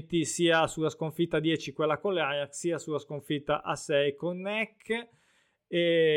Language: Italian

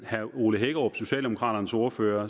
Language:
Danish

